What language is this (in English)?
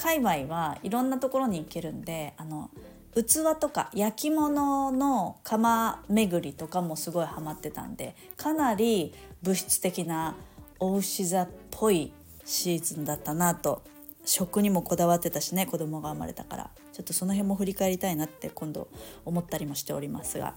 Japanese